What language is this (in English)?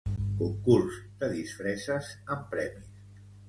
Catalan